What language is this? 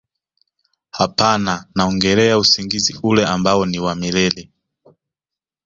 Swahili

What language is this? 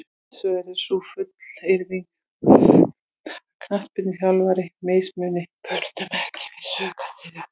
Icelandic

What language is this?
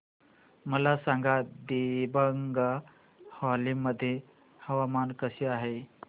Marathi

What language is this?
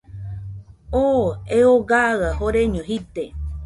Nüpode Huitoto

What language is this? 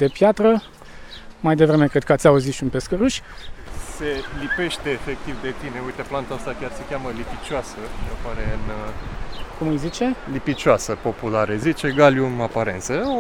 Romanian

